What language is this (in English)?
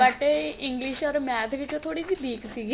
Punjabi